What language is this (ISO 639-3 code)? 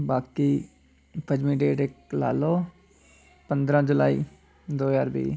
doi